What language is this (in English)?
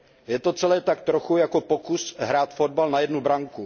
Czech